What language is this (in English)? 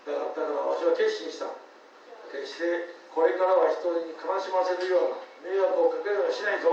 Japanese